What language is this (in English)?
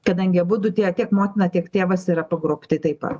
Lithuanian